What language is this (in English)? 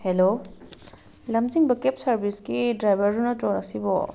Manipuri